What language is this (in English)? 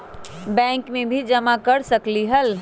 Magahi